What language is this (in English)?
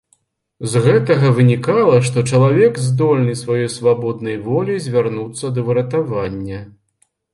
Belarusian